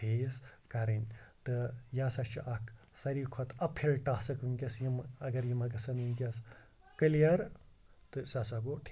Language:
Kashmiri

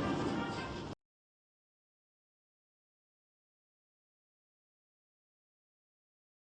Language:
Spanish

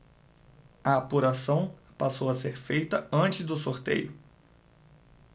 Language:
Portuguese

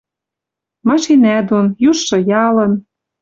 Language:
Western Mari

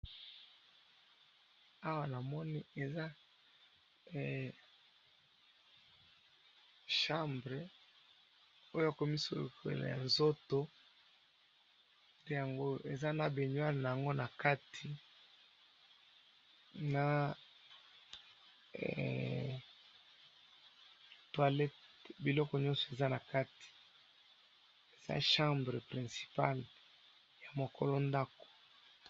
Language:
Lingala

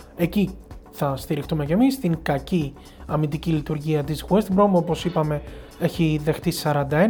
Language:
Greek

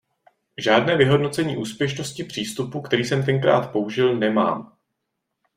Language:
Czech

